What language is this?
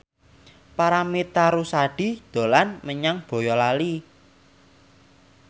Javanese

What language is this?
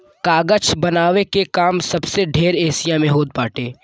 Bhojpuri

